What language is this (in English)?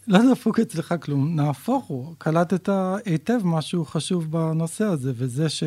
Hebrew